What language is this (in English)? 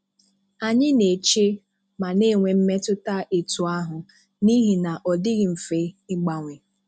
Igbo